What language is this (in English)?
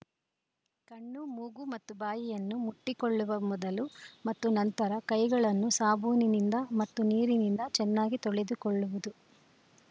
Kannada